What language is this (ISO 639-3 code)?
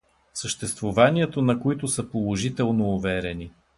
bul